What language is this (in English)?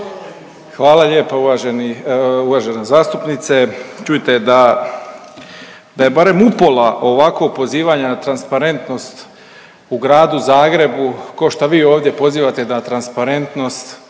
Croatian